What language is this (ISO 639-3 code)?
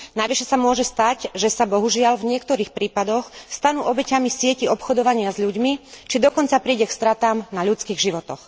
slk